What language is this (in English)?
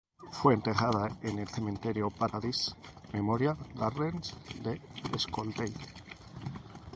Spanish